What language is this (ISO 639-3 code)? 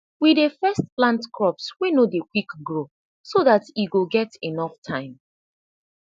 pcm